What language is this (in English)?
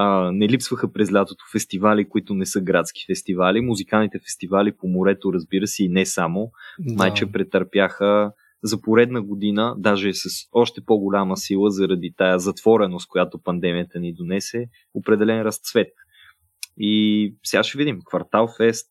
Bulgarian